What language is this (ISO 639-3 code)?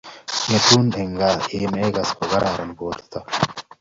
kln